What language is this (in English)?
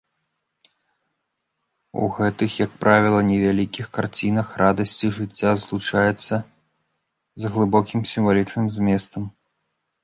Belarusian